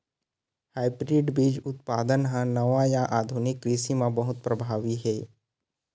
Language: Chhattisgarhi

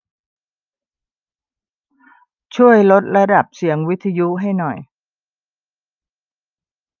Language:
Thai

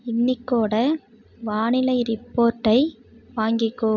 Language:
Tamil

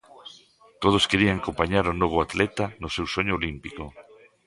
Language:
Galician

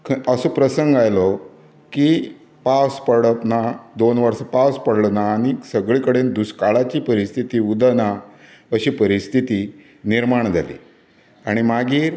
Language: Konkani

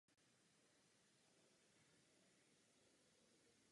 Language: Czech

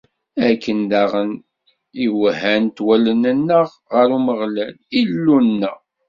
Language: Kabyle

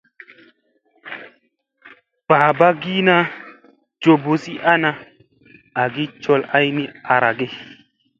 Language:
Musey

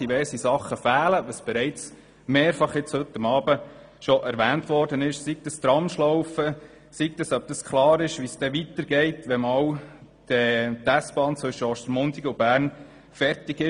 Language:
Swiss German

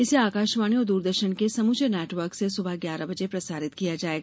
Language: Hindi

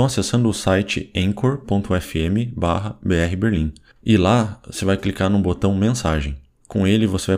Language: Portuguese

